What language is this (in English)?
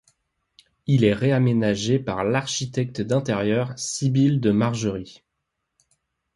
French